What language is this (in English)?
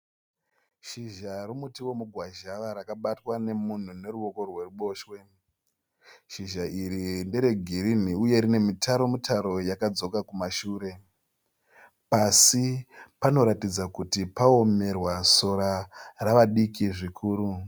Shona